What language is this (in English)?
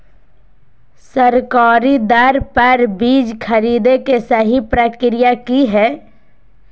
Magahi